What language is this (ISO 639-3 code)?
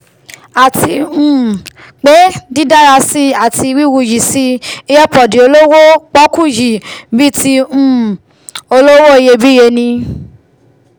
yor